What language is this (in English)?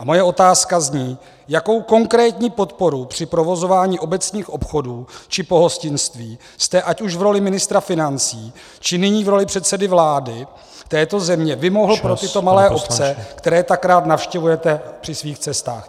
Czech